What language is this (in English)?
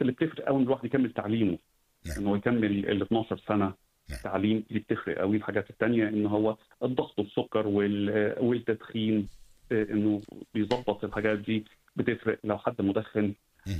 Arabic